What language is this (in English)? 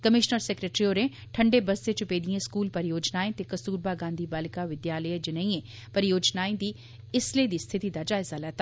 Dogri